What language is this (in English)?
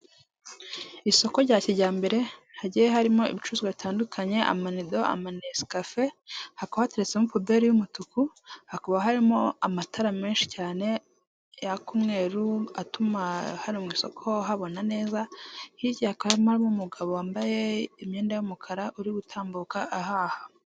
Kinyarwanda